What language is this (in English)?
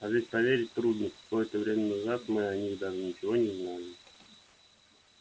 Russian